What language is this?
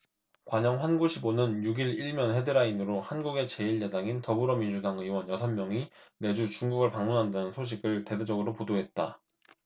Korean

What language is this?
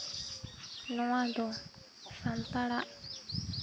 Santali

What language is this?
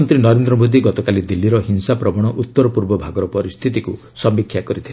Odia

